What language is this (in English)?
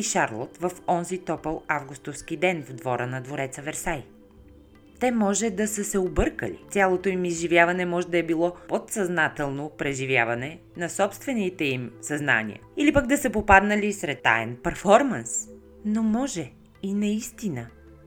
Bulgarian